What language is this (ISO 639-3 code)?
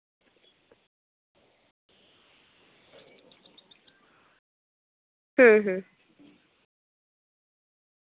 sat